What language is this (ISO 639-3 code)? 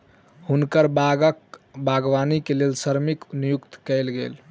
mai